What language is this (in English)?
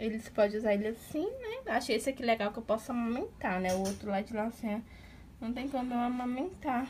Portuguese